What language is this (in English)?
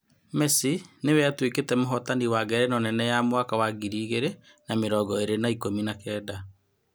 Kikuyu